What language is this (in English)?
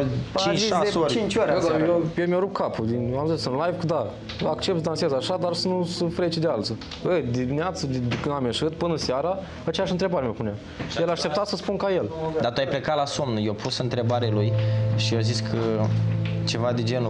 Romanian